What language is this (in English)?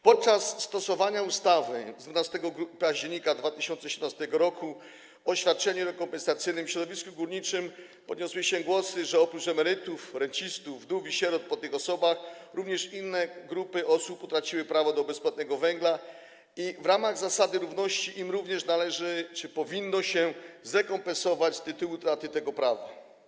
Polish